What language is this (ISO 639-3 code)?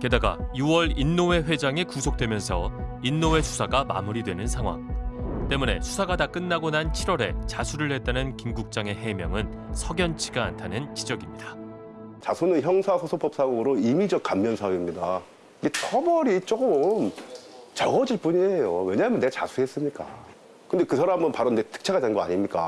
kor